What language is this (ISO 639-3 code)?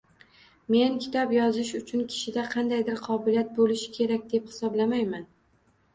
uzb